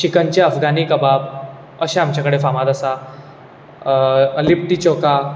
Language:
Konkani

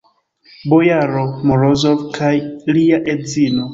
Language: Esperanto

